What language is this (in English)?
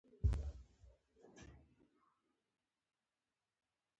Pashto